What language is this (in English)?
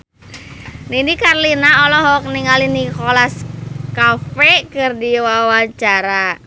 Sundanese